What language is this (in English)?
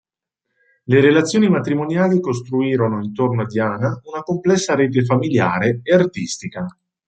Italian